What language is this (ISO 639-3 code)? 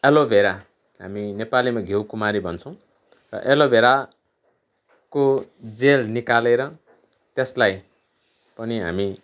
nep